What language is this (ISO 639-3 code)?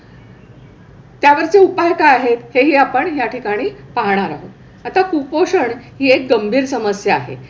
mar